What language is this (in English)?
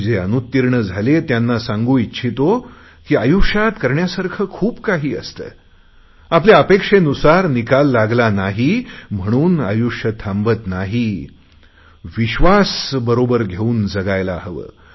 Marathi